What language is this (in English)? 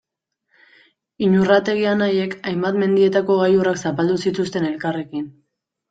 Basque